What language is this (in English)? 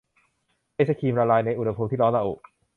Thai